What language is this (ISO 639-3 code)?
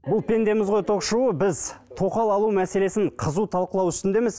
kaz